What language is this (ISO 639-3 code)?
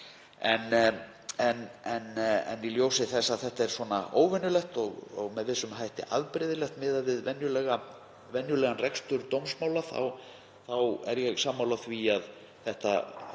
isl